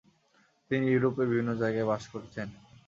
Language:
Bangla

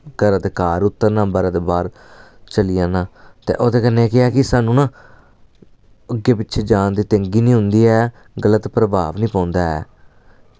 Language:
Dogri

